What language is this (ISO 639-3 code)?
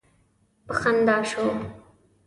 pus